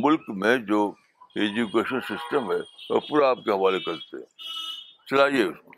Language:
Urdu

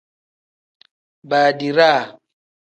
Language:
Tem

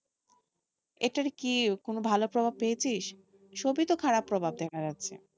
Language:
Bangla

